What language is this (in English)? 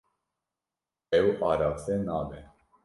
Kurdish